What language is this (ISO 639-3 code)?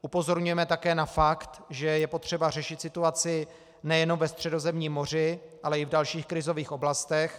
ces